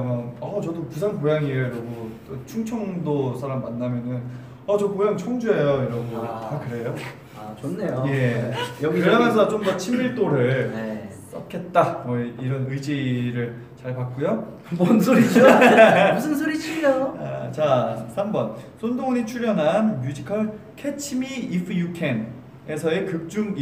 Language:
Korean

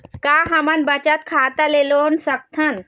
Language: Chhattisgarhi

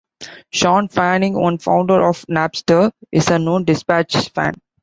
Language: English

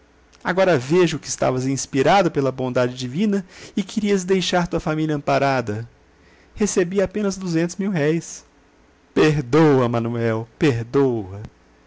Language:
Portuguese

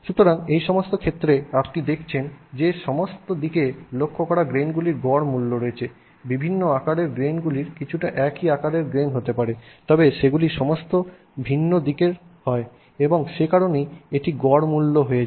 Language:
Bangla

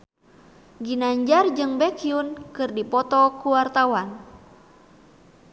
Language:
Sundanese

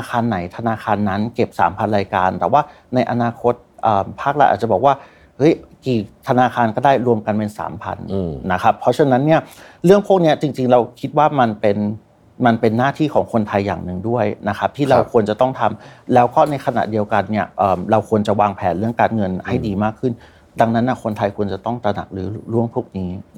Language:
Thai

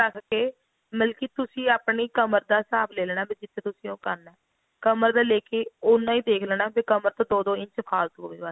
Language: Punjabi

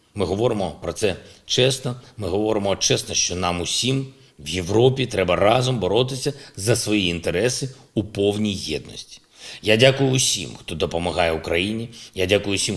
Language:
Ukrainian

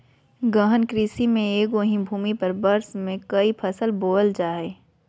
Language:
Magahi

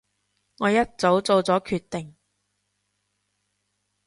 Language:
Cantonese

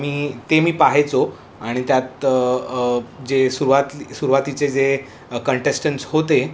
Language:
Marathi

